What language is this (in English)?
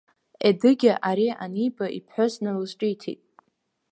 Abkhazian